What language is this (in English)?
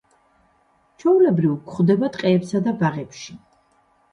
Georgian